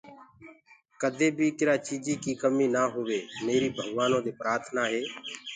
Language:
Gurgula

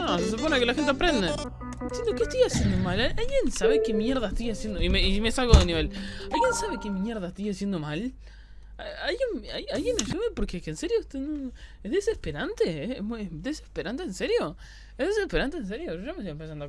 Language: Spanish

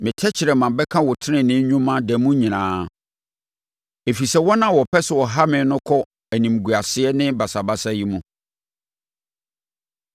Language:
Akan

